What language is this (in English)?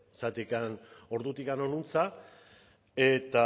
Basque